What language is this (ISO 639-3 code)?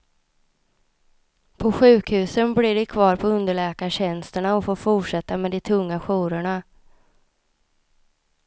swe